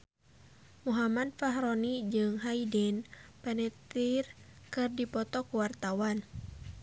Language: Sundanese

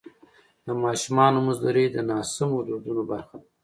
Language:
Pashto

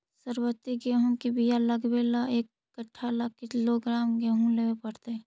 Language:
Magahi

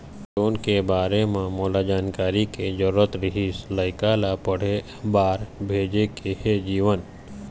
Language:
Chhattisgarhi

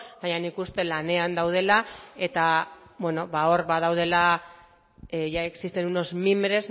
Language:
Basque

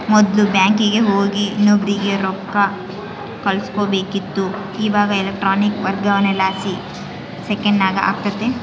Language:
Kannada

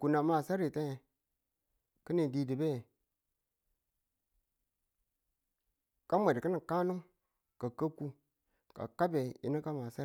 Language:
Tula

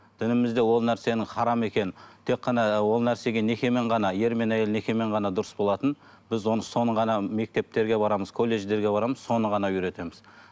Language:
Kazakh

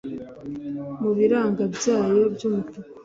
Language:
Kinyarwanda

